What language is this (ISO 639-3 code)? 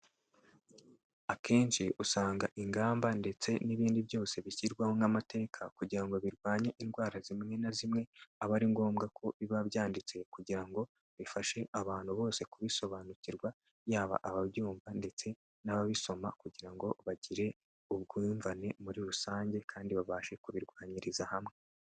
kin